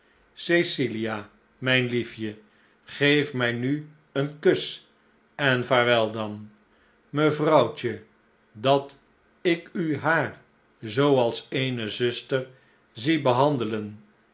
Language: Dutch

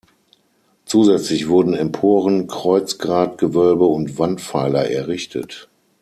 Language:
German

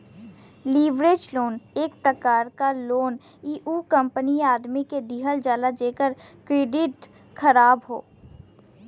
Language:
Bhojpuri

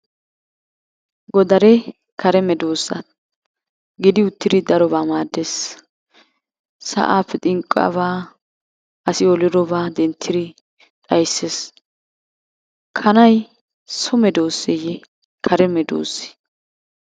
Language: Wolaytta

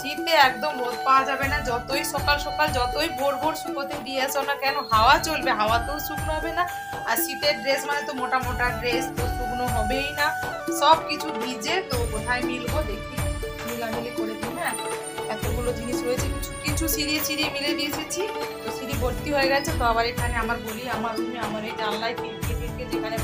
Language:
Hindi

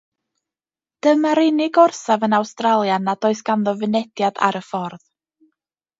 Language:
Welsh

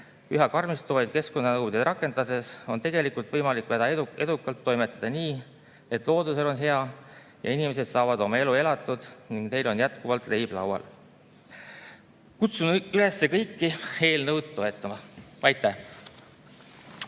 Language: Estonian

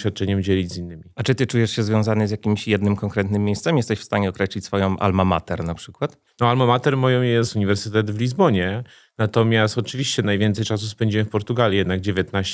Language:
Polish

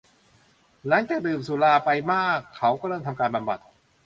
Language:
Thai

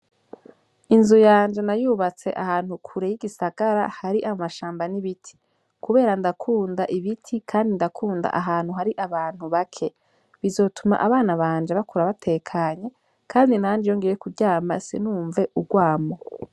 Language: Rundi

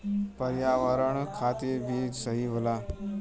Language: Bhojpuri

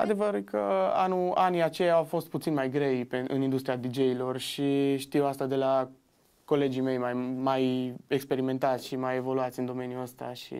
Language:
Romanian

